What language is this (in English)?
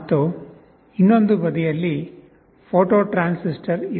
Kannada